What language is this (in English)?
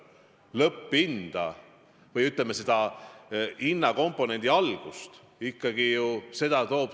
Estonian